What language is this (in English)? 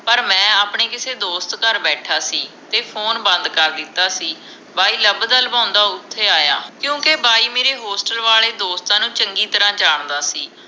Punjabi